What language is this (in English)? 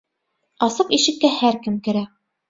Bashkir